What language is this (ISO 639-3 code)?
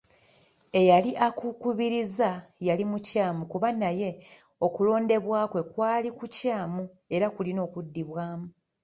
lug